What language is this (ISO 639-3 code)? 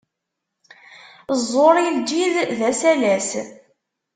kab